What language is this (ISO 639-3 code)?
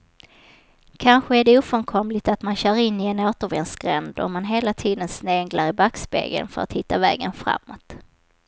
swe